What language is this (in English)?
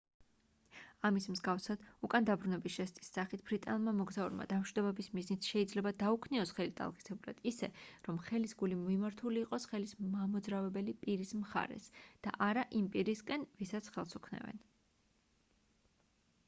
Georgian